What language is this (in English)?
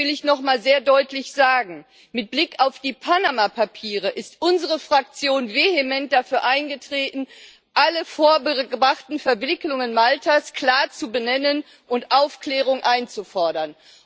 German